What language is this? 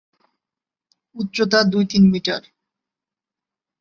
Bangla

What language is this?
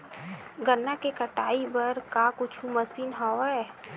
Chhattisgarhi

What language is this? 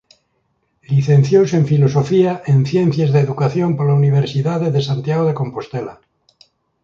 Galician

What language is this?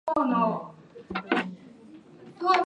Japanese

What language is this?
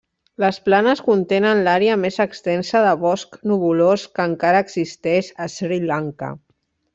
Catalan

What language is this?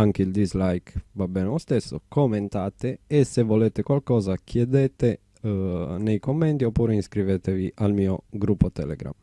Italian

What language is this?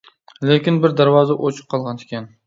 Uyghur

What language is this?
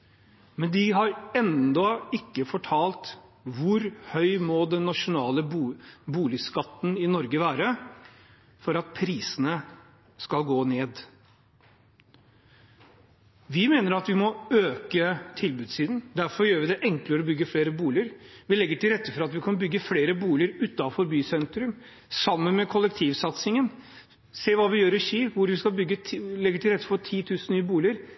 Norwegian Bokmål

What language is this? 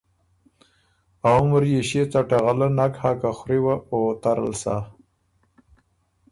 Ormuri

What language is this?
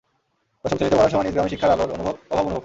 Bangla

